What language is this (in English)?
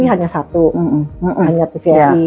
Indonesian